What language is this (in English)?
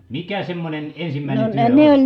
Finnish